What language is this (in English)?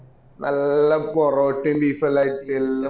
Malayalam